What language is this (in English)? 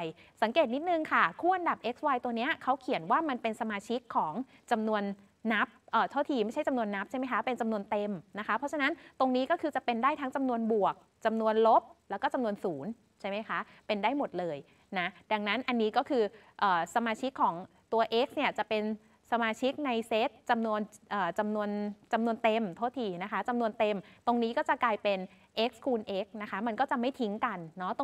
Thai